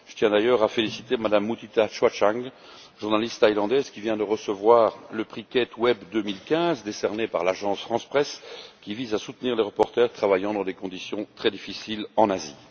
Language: French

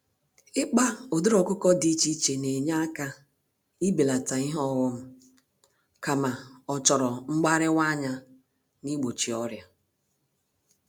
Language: Igbo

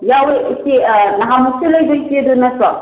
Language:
Manipuri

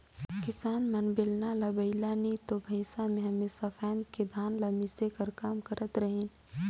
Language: Chhattisgarhi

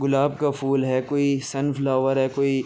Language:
Urdu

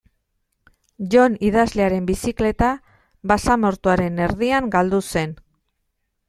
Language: Basque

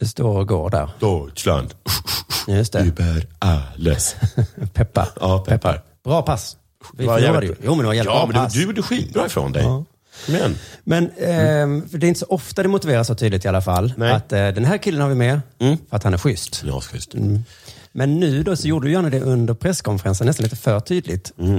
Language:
Swedish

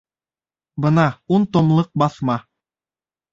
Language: Bashkir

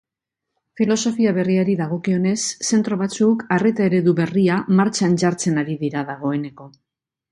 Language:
Basque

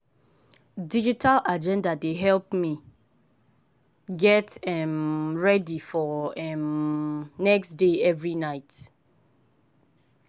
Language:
Nigerian Pidgin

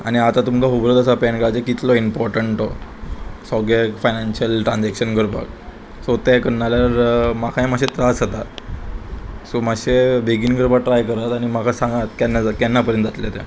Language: Konkani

